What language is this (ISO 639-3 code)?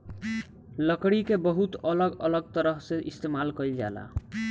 bho